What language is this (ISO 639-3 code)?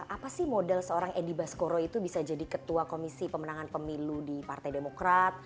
ind